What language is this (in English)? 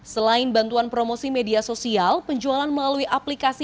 Indonesian